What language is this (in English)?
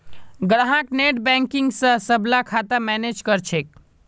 Magahi